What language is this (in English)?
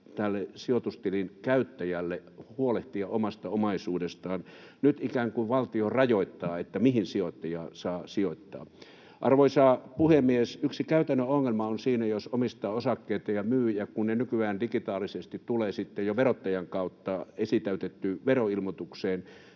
Finnish